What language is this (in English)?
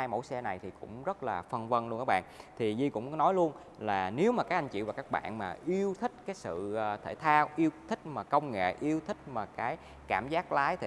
Vietnamese